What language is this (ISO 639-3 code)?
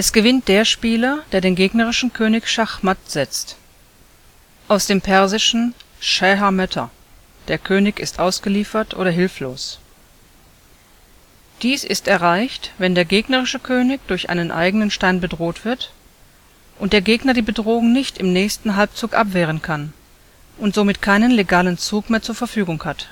deu